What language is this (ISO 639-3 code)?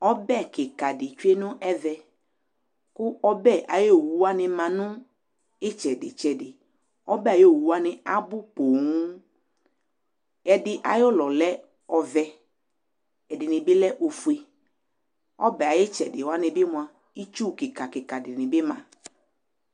kpo